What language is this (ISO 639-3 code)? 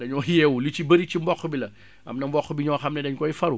wol